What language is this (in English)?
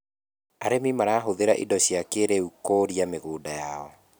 Kikuyu